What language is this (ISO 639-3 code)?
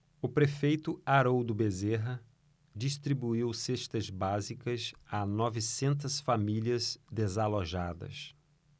por